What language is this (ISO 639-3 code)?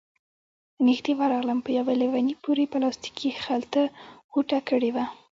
pus